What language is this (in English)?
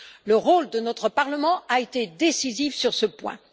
French